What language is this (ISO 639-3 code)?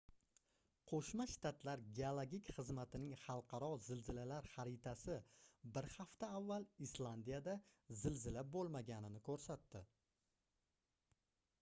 uzb